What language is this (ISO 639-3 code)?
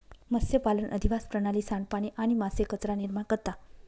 mar